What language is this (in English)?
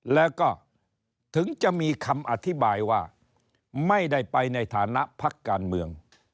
Thai